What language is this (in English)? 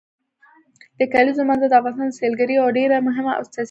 Pashto